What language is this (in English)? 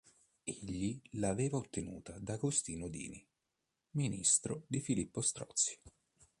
Italian